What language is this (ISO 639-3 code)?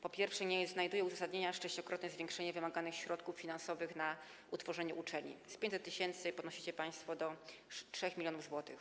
pol